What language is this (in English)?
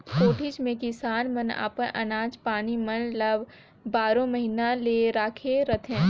Chhattisgarhi